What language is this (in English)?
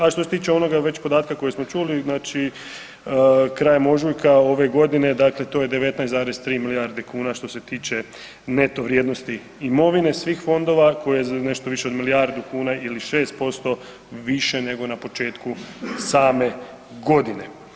Croatian